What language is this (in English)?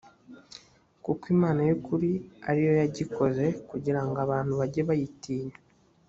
Kinyarwanda